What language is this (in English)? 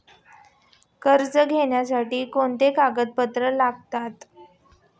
Marathi